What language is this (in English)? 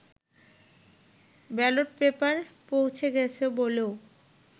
Bangla